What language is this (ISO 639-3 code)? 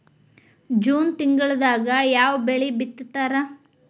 kan